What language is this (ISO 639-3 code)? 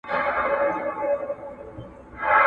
pus